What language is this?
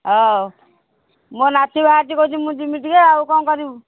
Odia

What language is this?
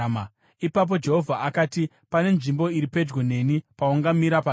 Shona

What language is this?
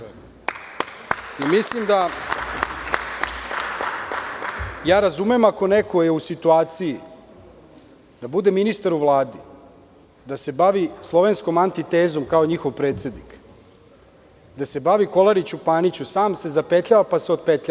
Serbian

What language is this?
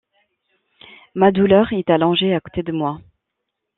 French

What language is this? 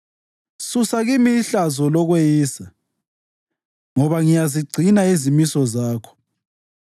North Ndebele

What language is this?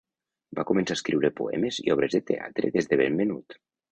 Catalan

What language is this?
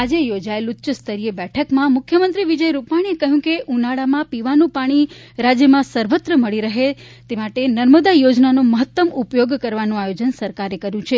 Gujarati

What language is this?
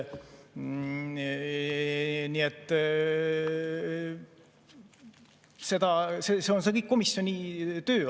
Estonian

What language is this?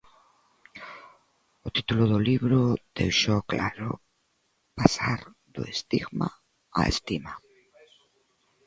Galician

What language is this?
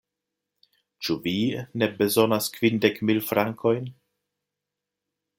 Esperanto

